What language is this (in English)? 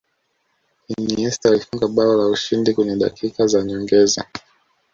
Swahili